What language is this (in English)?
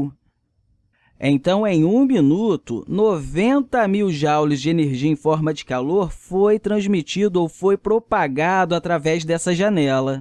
Portuguese